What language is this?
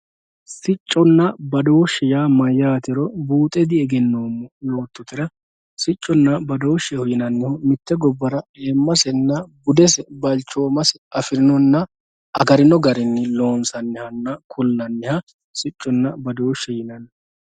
Sidamo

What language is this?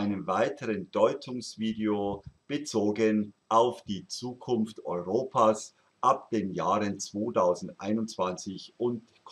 German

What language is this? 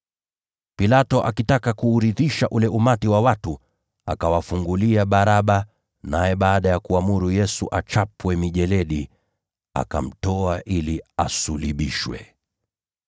Swahili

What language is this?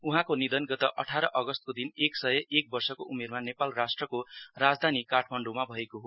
Nepali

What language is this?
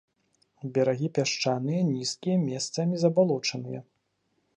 Belarusian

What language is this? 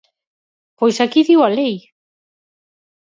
Galician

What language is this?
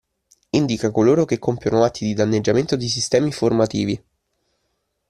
Italian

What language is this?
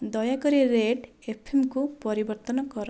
Odia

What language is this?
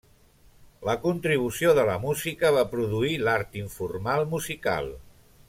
Catalan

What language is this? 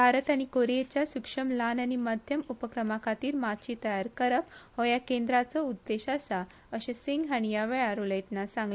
Konkani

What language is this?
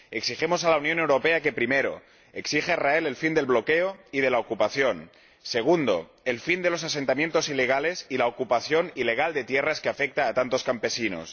Spanish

